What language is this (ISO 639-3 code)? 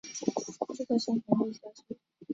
zho